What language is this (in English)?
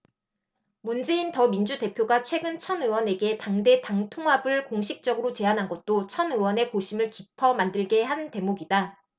Korean